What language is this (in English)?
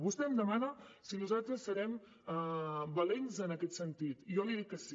Catalan